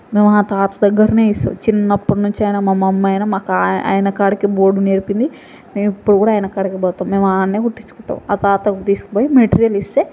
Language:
Telugu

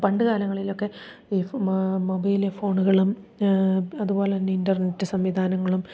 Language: Malayalam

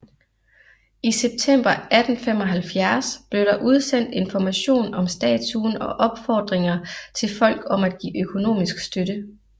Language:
Danish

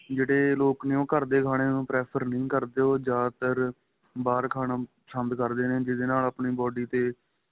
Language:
Punjabi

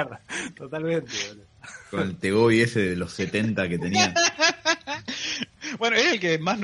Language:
Spanish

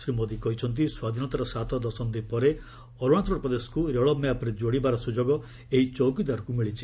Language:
Odia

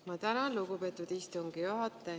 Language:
Estonian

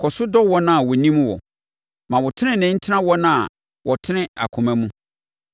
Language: Akan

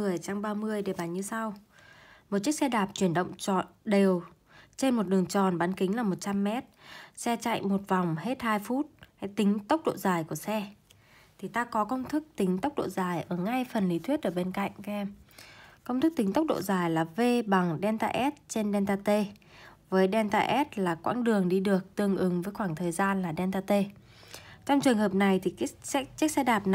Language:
Vietnamese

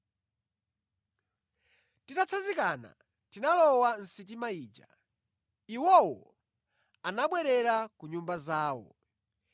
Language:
Nyanja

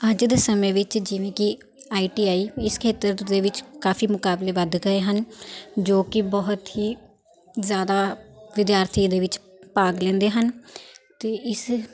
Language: Punjabi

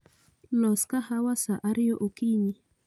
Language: Luo (Kenya and Tanzania)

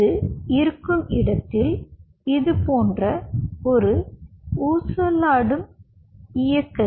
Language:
Tamil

